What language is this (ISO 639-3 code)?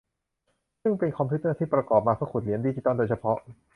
tha